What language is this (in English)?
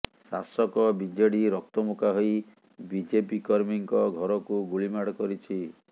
Odia